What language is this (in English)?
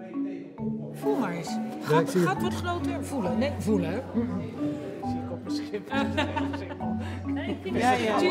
Dutch